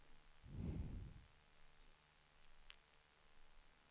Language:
Swedish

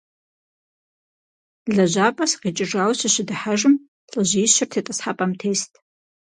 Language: Kabardian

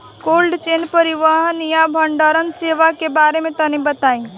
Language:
Bhojpuri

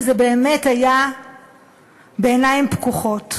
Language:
Hebrew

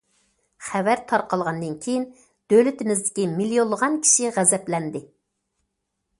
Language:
Uyghur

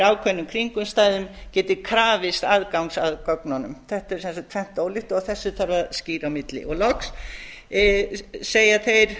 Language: Icelandic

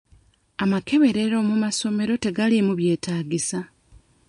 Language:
Ganda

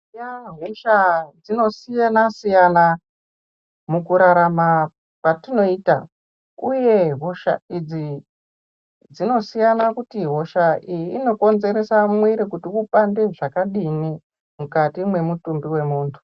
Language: Ndau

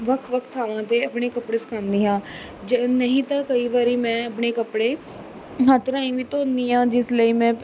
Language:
Punjabi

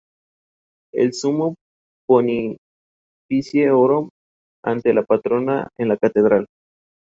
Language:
Spanish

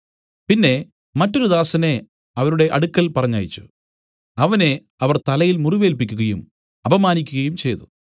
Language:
Malayalam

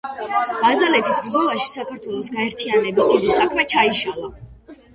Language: Georgian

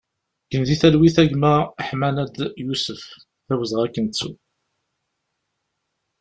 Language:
Kabyle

